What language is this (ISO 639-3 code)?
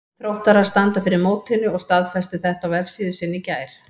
isl